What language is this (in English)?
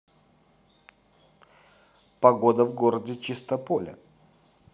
Russian